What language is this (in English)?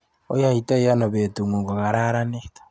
Kalenjin